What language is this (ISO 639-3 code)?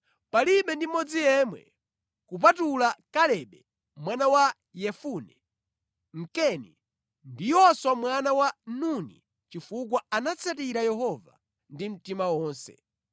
nya